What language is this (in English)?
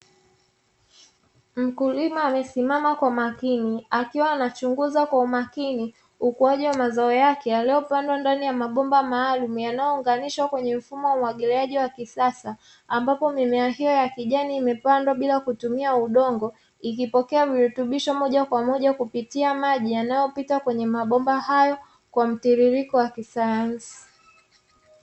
Swahili